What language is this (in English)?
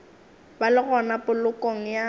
Northern Sotho